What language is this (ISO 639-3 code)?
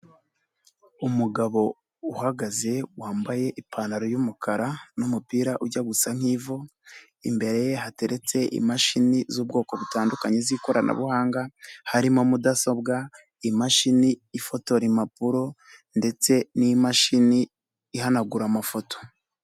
kin